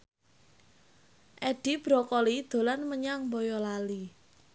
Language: Javanese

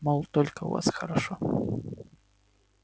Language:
Russian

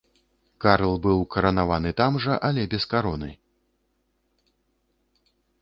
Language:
Belarusian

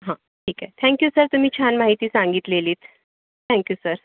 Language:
Marathi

